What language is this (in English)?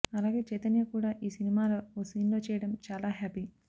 Telugu